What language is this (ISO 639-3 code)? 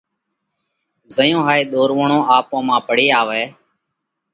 kvx